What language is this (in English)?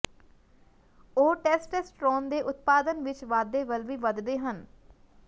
Punjabi